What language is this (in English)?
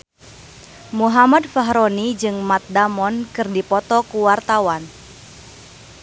Sundanese